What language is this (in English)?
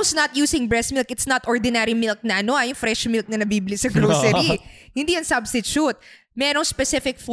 Filipino